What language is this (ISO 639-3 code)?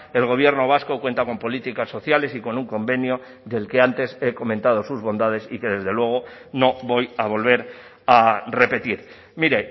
spa